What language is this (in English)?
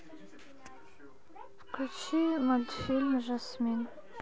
Russian